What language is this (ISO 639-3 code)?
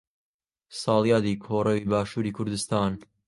ckb